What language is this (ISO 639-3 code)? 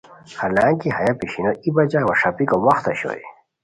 khw